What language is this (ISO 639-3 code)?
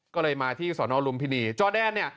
tha